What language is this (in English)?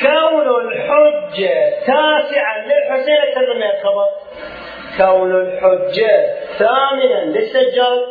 Arabic